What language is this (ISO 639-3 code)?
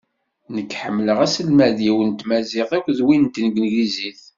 kab